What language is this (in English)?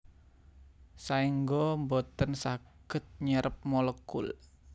Javanese